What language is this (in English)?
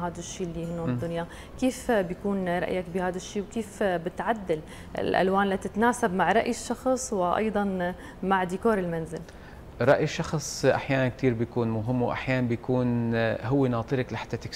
Arabic